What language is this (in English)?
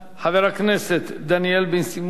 Hebrew